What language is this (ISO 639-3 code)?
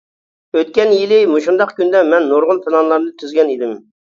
uig